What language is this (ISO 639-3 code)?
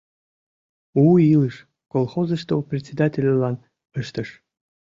chm